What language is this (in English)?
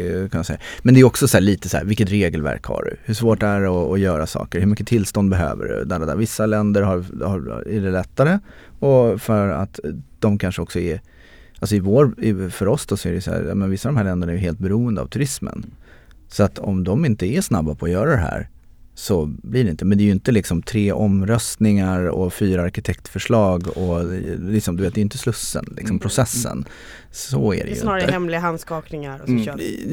Swedish